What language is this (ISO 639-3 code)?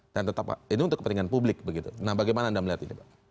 ind